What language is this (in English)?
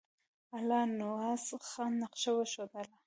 Pashto